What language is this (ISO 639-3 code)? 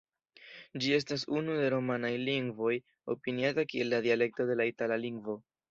epo